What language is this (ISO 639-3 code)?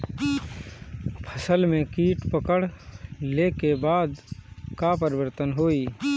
bho